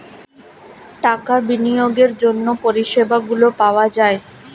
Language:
Bangla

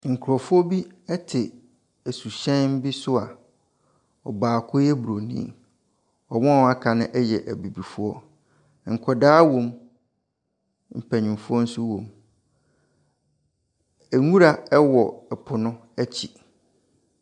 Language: Akan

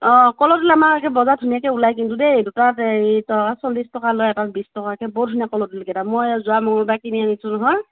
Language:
Assamese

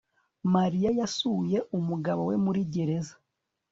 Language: Kinyarwanda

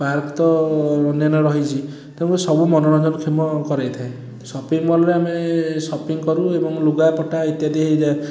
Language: Odia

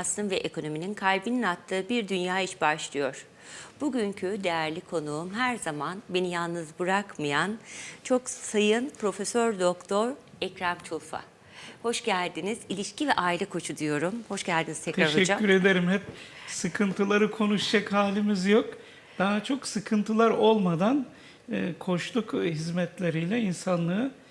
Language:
Turkish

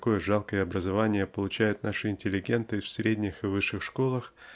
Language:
Russian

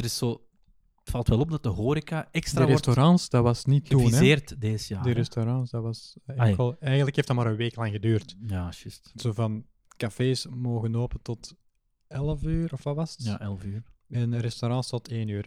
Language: Dutch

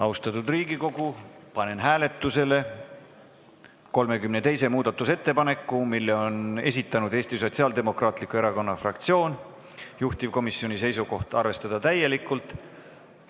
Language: Estonian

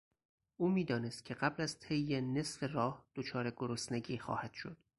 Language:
Persian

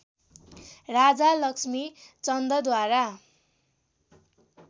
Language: Nepali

